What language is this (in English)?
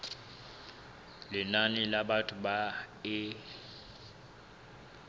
Southern Sotho